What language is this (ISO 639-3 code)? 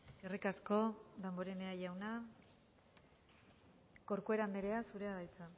eus